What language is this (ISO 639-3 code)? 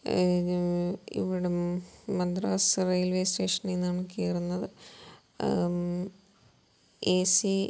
mal